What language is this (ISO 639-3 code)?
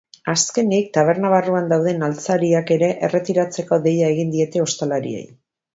eus